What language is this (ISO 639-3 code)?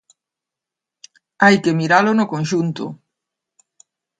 glg